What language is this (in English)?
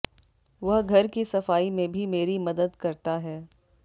Hindi